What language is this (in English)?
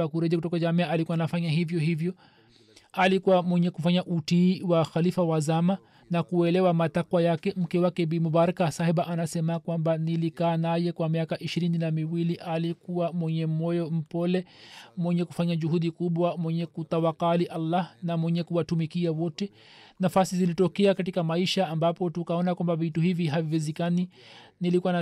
Swahili